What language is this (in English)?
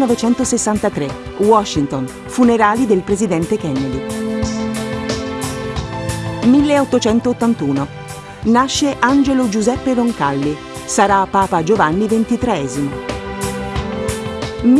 Italian